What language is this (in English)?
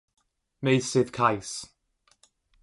Welsh